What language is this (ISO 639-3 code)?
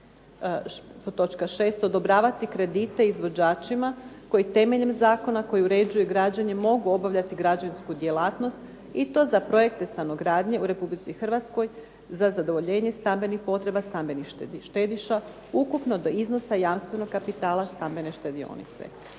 hrv